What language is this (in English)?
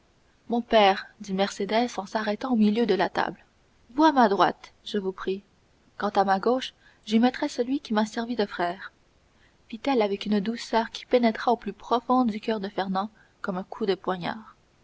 French